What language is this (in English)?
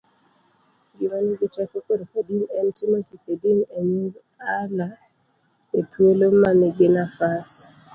Luo (Kenya and Tanzania)